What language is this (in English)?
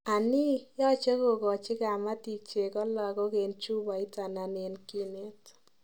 Kalenjin